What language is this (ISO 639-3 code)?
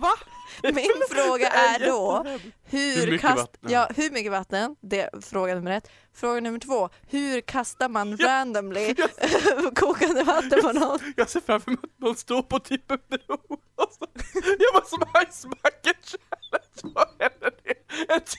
swe